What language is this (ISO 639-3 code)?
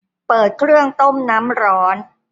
tha